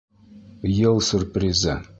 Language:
Bashkir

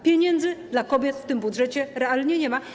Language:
Polish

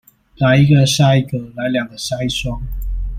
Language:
Chinese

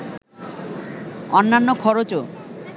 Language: Bangla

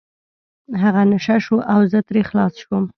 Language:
Pashto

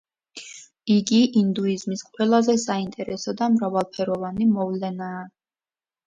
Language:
Georgian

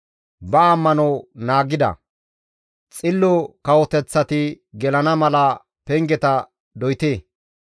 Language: Gamo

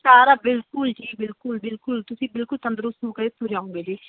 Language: Punjabi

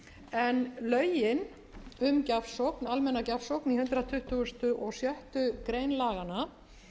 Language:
Icelandic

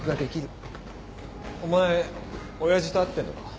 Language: Japanese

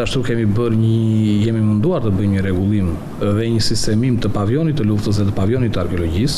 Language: Romanian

